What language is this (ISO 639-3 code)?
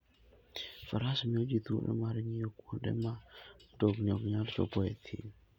luo